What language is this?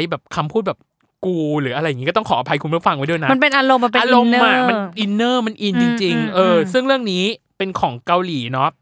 Thai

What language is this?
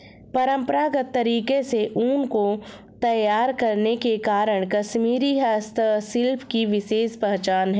Hindi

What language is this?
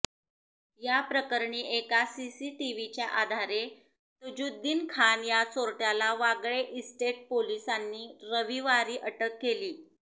Marathi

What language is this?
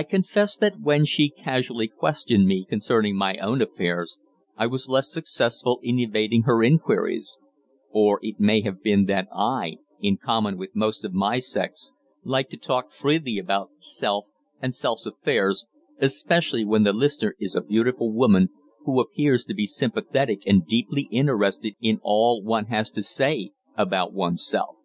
English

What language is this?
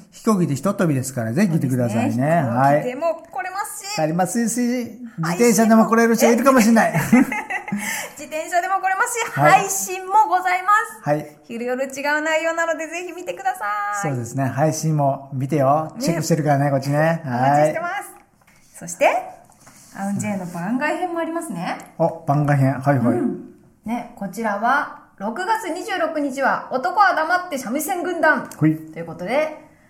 Japanese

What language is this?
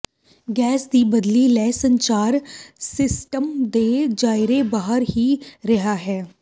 Punjabi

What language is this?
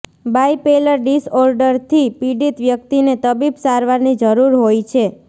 Gujarati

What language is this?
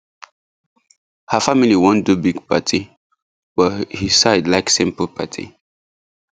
Nigerian Pidgin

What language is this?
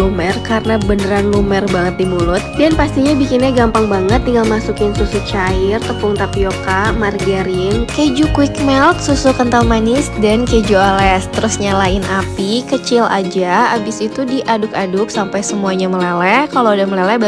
Indonesian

